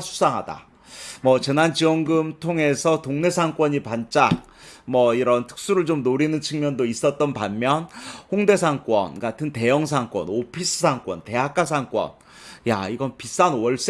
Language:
Korean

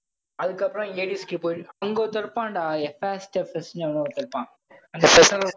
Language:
Tamil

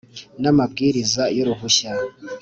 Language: Kinyarwanda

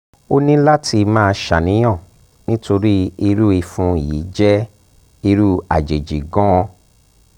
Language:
Yoruba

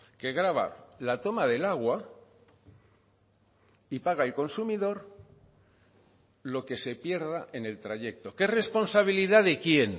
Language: Spanish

